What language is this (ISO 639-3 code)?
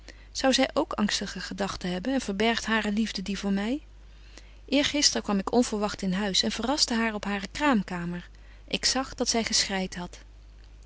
nld